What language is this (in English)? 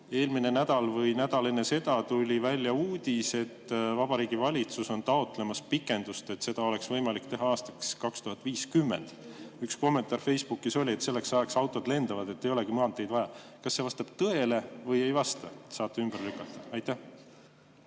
Estonian